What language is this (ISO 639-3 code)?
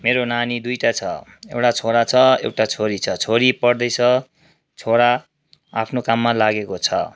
nep